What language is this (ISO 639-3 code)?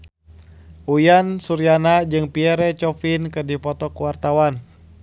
sun